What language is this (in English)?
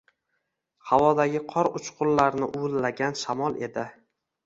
Uzbek